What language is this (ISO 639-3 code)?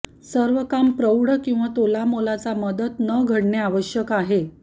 mar